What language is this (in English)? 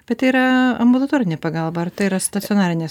Lithuanian